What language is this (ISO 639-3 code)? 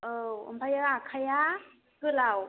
brx